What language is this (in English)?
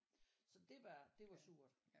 Danish